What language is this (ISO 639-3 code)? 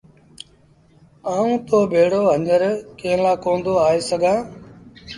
sbn